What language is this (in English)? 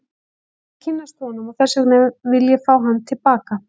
Icelandic